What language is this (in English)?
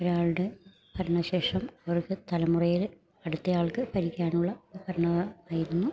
Malayalam